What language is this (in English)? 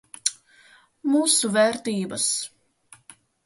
Latvian